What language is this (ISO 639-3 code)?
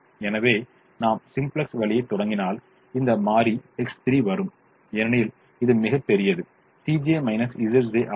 tam